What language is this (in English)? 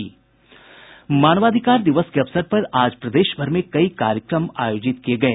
Hindi